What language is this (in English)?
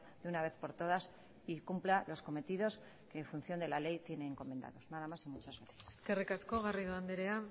Spanish